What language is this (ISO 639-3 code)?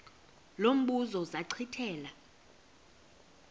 xho